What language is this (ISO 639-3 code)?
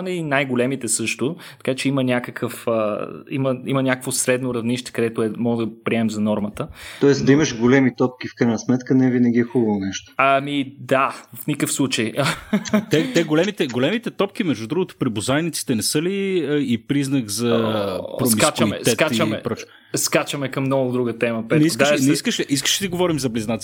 bul